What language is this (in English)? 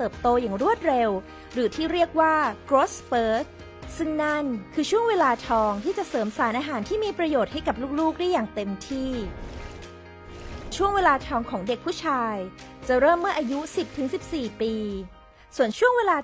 Thai